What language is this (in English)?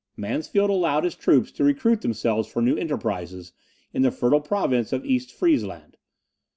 English